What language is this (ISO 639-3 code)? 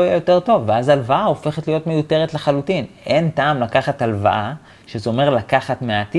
heb